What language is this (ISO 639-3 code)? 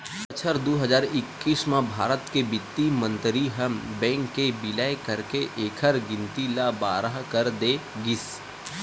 hne